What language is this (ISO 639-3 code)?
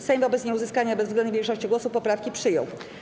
pol